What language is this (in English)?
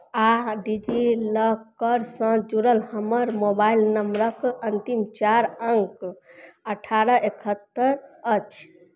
Maithili